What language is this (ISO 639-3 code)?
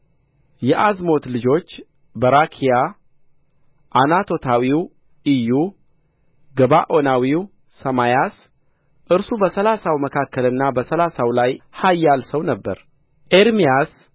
amh